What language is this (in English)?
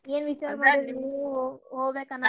Kannada